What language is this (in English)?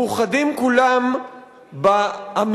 Hebrew